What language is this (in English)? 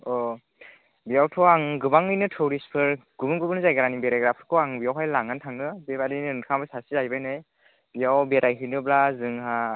Bodo